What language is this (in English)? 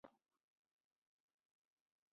Chinese